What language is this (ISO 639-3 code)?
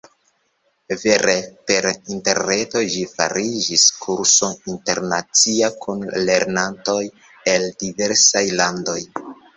epo